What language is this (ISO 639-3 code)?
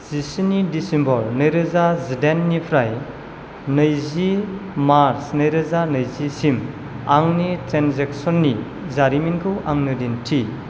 brx